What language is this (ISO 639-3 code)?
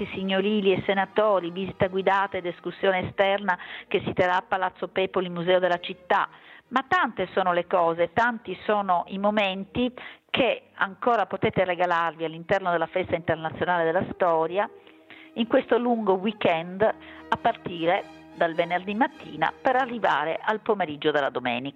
ita